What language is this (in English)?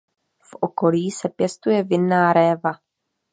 Czech